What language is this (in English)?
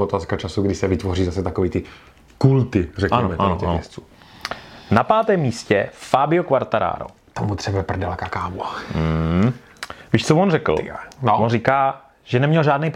Czech